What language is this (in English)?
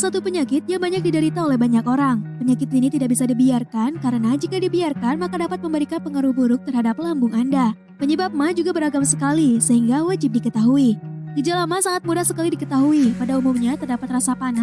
Indonesian